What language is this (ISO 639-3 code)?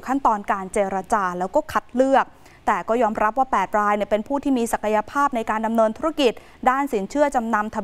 tha